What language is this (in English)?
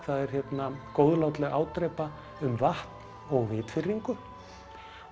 Icelandic